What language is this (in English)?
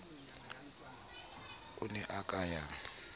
Southern Sotho